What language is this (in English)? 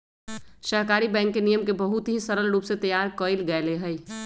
Magahi